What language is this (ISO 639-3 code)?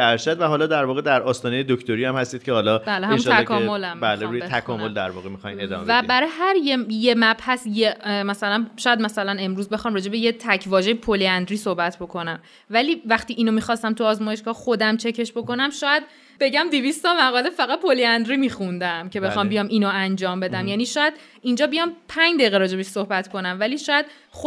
fas